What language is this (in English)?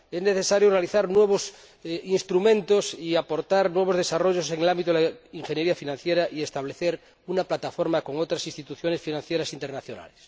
Spanish